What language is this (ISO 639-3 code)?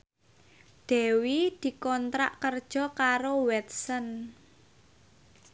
jav